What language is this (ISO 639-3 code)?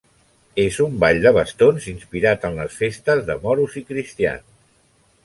cat